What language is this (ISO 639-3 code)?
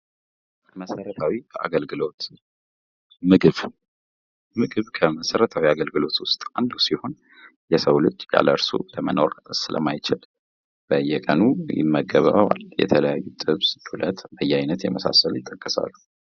amh